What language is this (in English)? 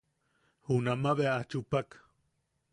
Yaqui